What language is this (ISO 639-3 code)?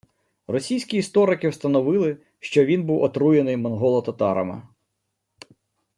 ukr